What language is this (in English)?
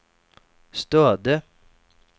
Swedish